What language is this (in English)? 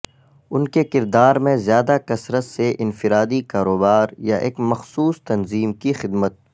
Urdu